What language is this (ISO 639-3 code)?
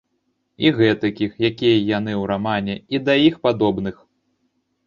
bel